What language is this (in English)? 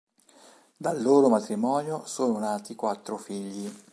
Italian